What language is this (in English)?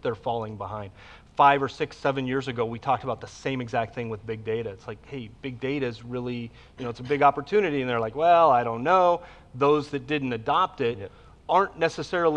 English